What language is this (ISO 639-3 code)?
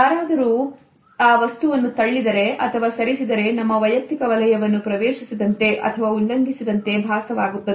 kan